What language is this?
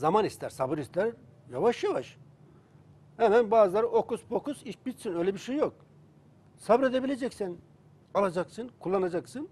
Turkish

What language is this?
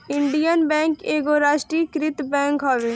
Bhojpuri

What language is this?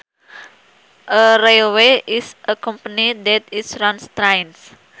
Sundanese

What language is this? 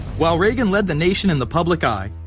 English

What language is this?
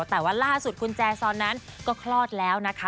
Thai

